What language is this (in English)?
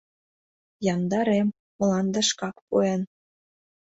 Mari